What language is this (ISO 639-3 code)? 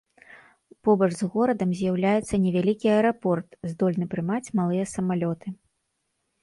bel